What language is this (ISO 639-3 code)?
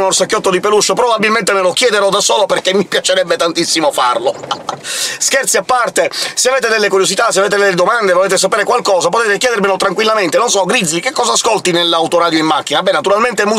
ita